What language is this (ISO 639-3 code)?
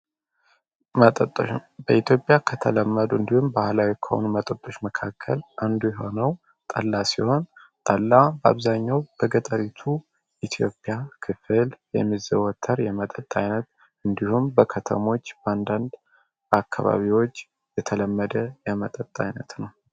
amh